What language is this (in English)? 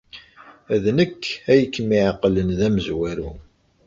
Kabyle